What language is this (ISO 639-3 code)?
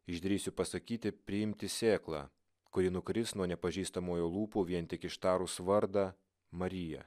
lit